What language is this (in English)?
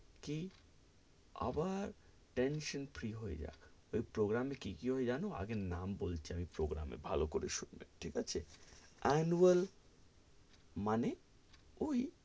Bangla